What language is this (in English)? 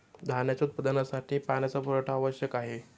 Marathi